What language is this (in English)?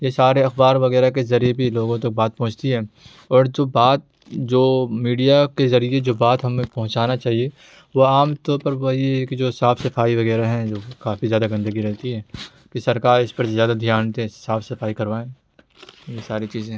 Urdu